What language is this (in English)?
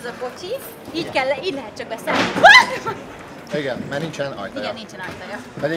Hungarian